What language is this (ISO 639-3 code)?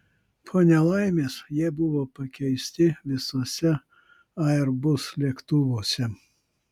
lit